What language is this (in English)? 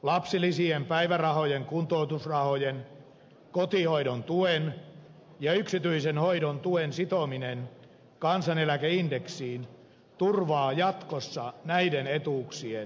Finnish